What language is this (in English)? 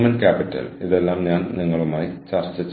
Malayalam